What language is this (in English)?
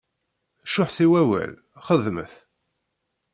Kabyle